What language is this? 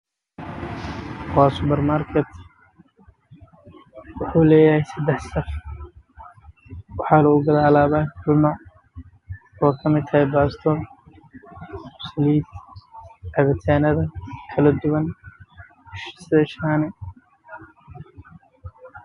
Somali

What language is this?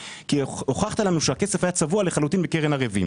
Hebrew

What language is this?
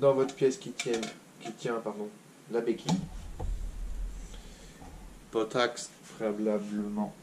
French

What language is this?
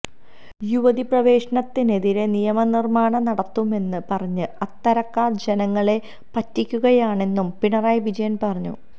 Malayalam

